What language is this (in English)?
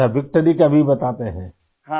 Urdu